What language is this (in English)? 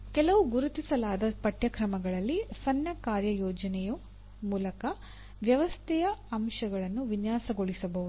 Kannada